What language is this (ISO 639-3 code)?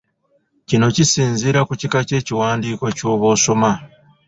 lug